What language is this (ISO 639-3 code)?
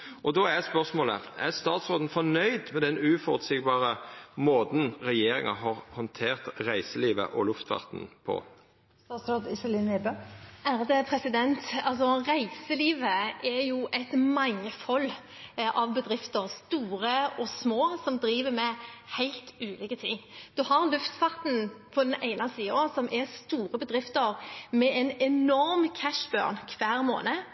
nor